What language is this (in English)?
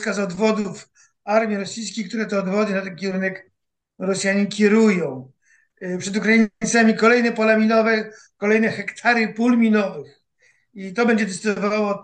Polish